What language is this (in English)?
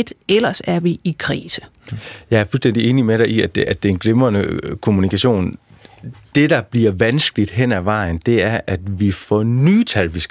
Danish